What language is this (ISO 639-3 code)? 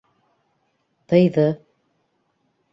bak